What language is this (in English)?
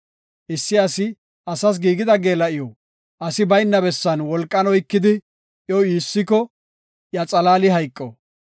Gofa